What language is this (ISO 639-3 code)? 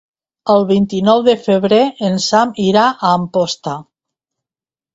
cat